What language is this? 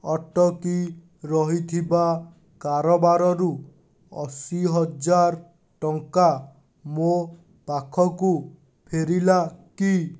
Odia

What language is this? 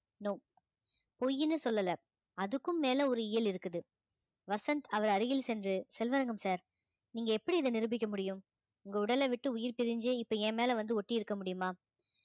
Tamil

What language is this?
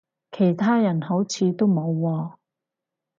Cantonese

